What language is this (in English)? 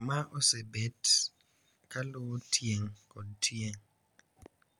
Luo (Kenya and Tanzania)